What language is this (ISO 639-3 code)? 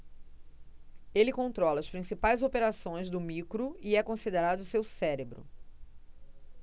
por